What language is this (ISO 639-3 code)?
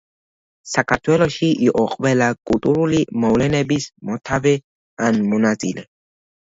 kat